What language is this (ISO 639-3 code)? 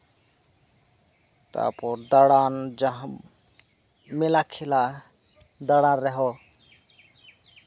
sat